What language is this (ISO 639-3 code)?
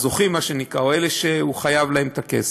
heb